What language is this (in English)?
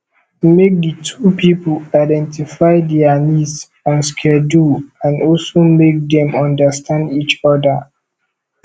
Nigerian Pidgin